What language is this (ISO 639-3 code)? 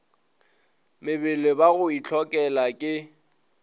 nso